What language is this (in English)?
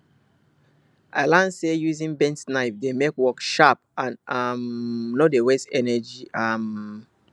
Nigerian Pidgin